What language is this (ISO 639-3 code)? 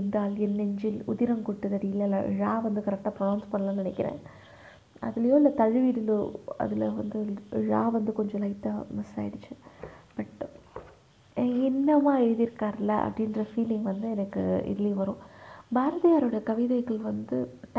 tam